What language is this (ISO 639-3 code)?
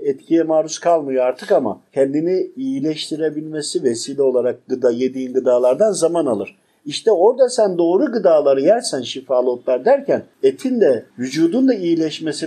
tur